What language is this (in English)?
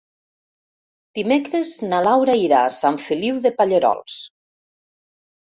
Catalan